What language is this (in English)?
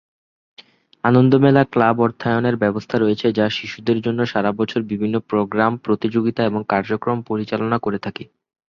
Bangla